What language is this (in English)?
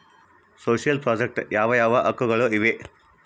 Kannada